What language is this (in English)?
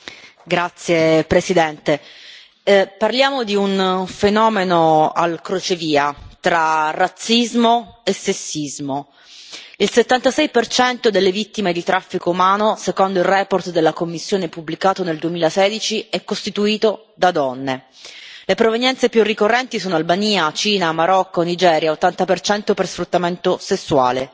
Italian